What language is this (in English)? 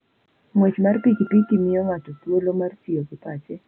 Luo (Kenya and Tanzania)